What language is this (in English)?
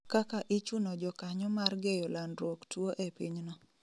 Luo (Kenya and Tanzania)